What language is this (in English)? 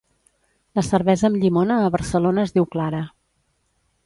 Catalan